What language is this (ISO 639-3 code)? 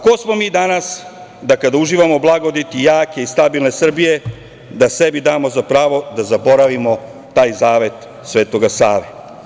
srp